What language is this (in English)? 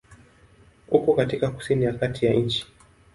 Swahili